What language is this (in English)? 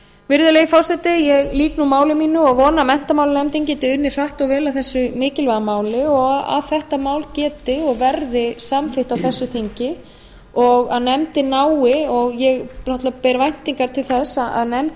Icelandic